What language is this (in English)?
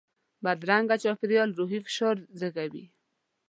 Pashto